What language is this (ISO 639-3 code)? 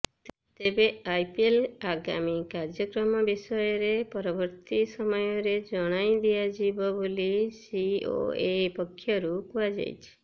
ori